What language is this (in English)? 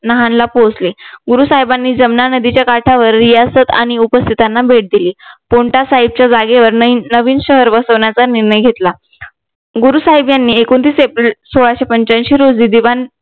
Marathi